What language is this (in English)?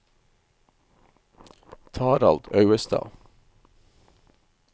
Norwegian